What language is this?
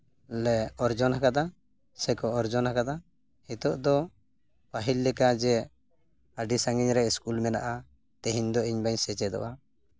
Santali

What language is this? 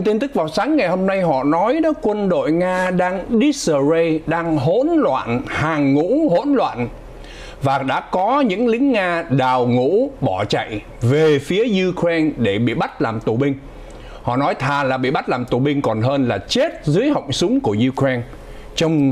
Vietnamese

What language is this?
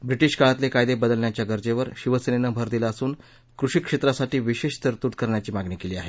Marathi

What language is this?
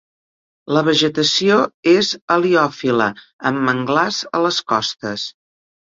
Catalan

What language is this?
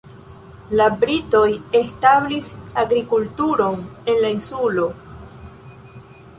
Esperanto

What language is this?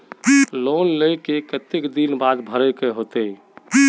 Magahi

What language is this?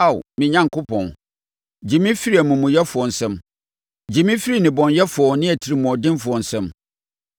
Akan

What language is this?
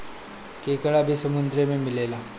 Bhojpuri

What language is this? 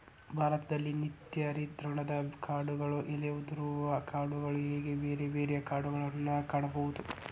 Kannada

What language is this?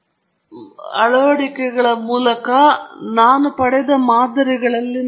Kannada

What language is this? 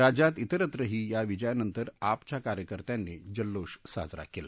Marathi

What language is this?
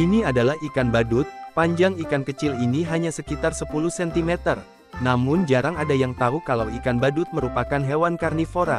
Indonesian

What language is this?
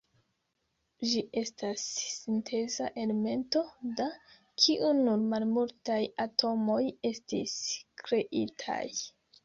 Esperanto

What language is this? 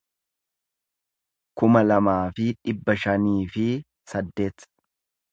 Oromo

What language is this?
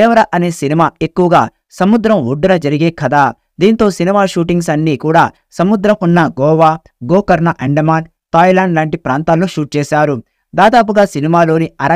Telugu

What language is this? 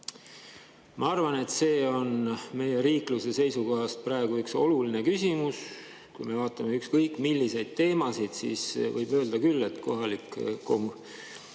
Estonian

